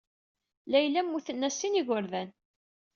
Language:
Kabyle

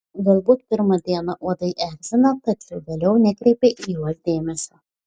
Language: Lithuanian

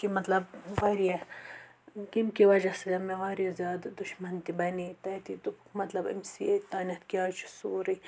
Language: Kashmiri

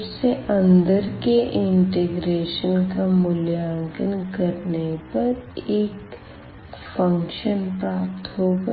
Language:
Hindi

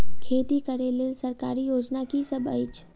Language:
Maithili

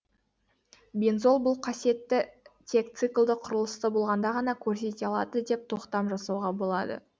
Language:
Kazakh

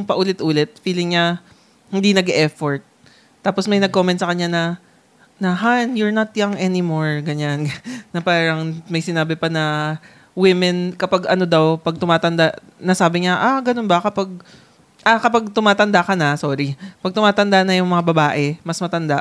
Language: Filipino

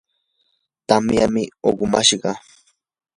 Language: Yanahuanca Pasco Quechua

